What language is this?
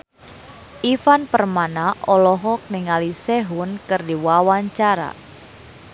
Sundanese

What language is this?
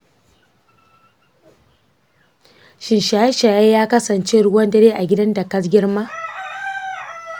Hausa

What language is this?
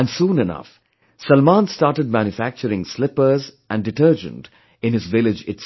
English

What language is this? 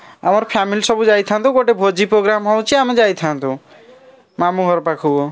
Odia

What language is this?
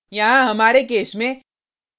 Hindi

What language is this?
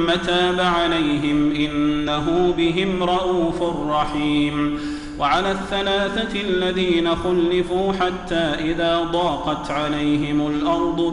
Arabic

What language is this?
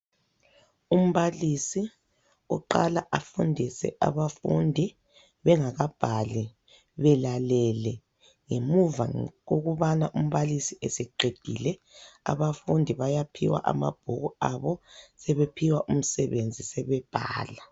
North Ndebele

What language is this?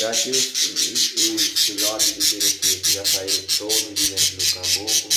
Portuguese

